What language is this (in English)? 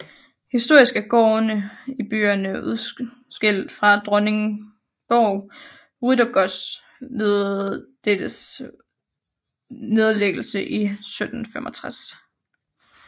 Danish